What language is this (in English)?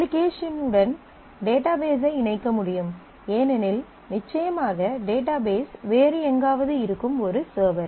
Tamil